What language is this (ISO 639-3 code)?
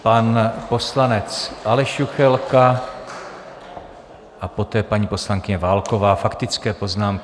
ces